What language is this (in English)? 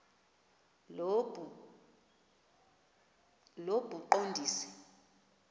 Xhosa